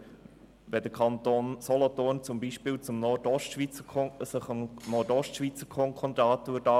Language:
Swiss German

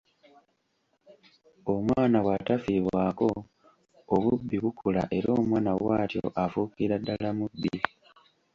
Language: Ganda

